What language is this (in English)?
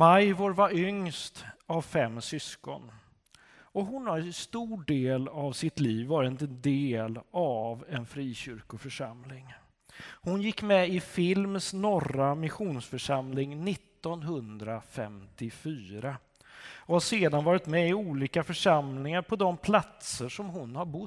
Swedish